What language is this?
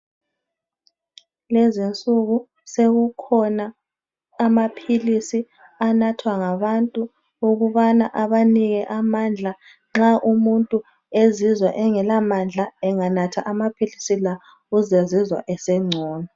North Ndebele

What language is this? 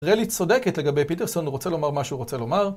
Hebrew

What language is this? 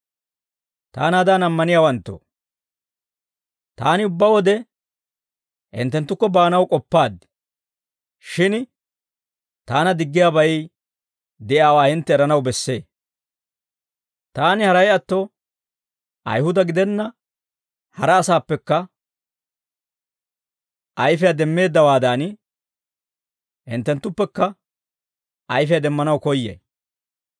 Dawro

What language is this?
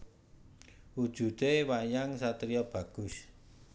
Javanese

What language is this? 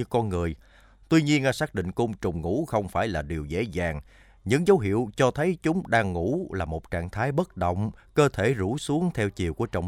Vietnamese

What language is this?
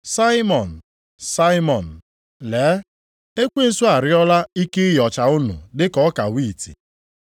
Igbo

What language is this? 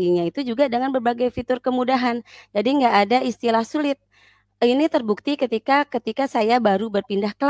Indonesian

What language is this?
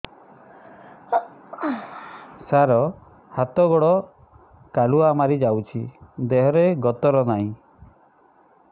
Odia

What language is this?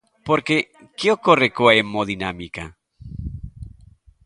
Galician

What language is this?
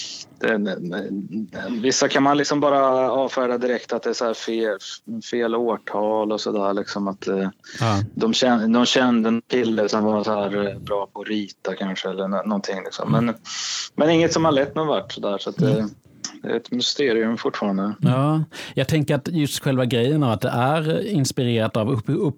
Swedish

